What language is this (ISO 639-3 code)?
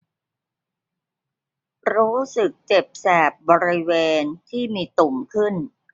tha